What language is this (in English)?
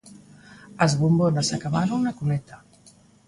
Galician